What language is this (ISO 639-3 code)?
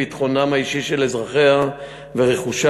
heb